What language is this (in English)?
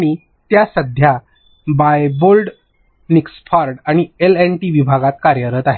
Marathi